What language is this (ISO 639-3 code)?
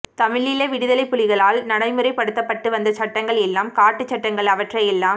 tam